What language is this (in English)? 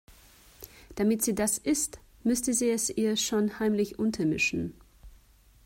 German